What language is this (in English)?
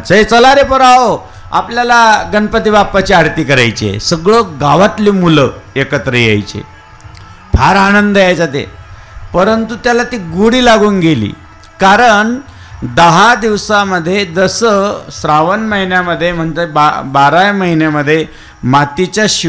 Marathi